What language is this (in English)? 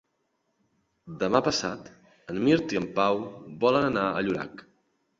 Catalan